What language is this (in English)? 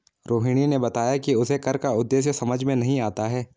Hindi